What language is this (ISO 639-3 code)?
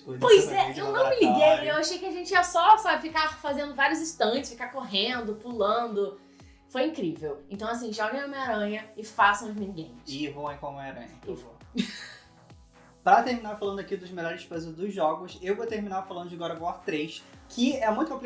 por